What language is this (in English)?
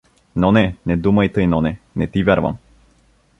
Bulgarian